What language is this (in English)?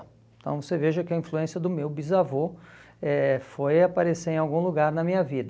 Portuguese